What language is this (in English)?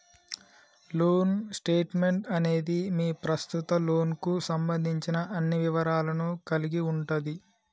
Telugu